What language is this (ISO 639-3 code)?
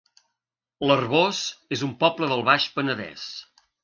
cat